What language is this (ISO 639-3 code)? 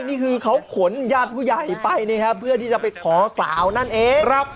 tha